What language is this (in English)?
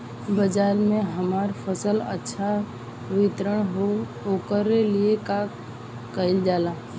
Bhojpuri